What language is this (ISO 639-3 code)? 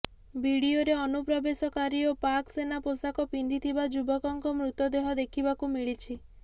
ori